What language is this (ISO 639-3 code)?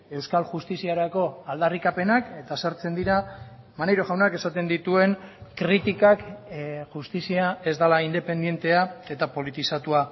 eus